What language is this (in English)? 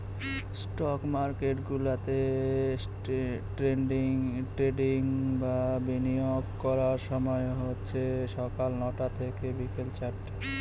Bangla